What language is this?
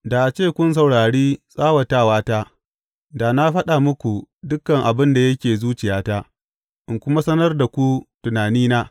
Hausa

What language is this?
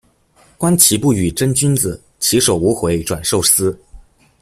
Chinese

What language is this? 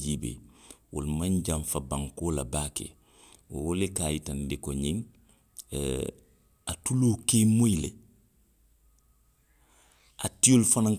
Western Maninkakan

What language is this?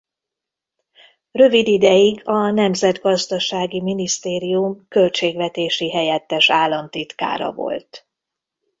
Hungarian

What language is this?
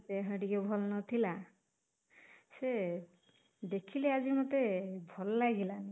Odia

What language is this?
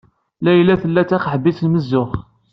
Kabyle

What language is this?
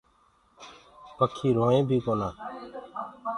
Gurgula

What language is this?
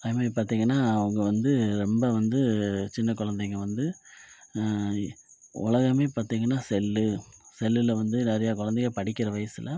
Tamil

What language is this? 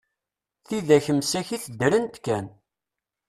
Kabyle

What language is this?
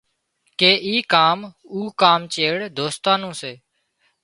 Wadiyara Koli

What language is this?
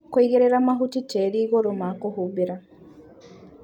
Kikuyu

